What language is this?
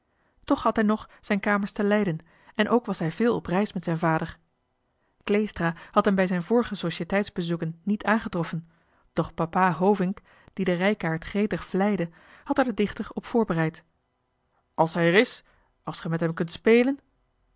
Dutch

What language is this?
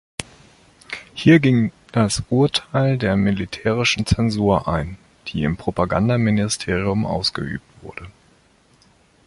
German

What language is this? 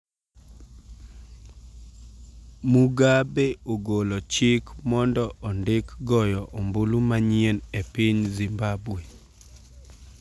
Luo (Kenya and Tanzania)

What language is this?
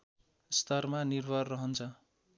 Nepali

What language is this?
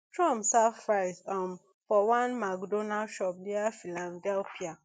Nigerian Pidgin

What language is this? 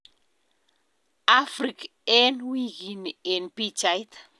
Kalenjin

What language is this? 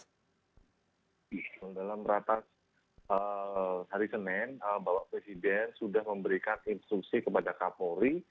Indonesian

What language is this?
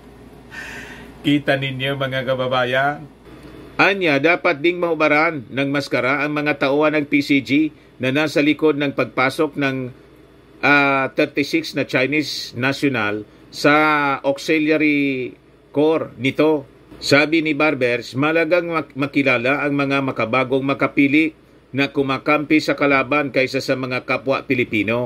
Filipino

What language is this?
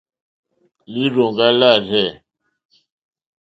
Mokpwe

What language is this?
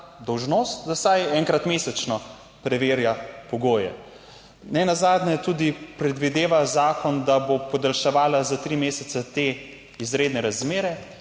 Slovenian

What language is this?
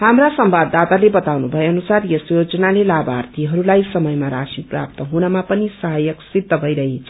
Nepali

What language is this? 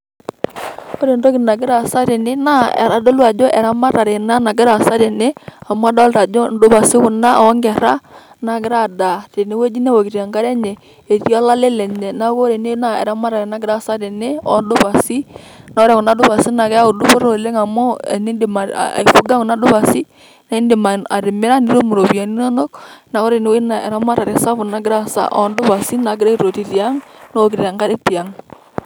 Masai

